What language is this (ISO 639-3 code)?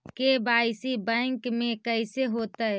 mag